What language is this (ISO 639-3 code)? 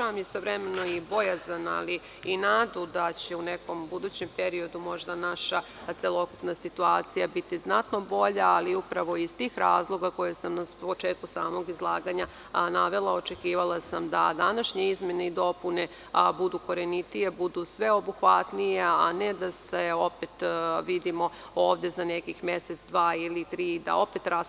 srp